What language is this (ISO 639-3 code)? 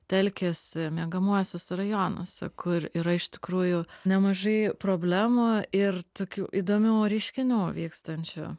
lit